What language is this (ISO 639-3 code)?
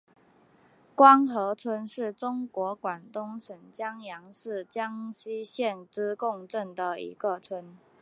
zho